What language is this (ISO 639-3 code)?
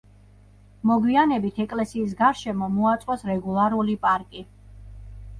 kat